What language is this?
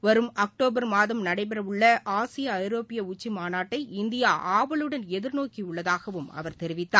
Tamil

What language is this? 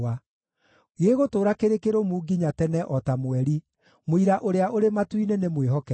Kikuyu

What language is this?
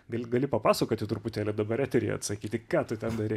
Lithuanian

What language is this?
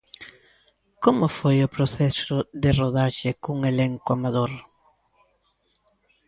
Galician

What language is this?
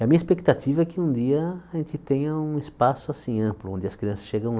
Portuguese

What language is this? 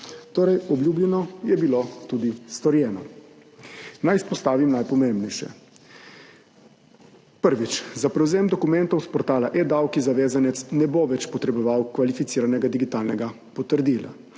Slovenian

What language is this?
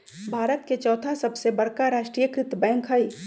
Magahi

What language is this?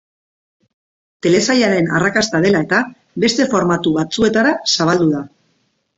Basque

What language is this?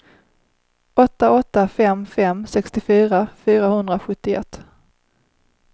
Swedish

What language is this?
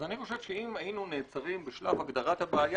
Hebrew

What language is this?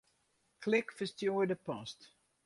Western Frisian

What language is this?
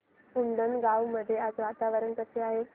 Marathi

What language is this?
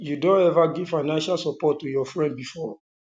Nigerian Pidgin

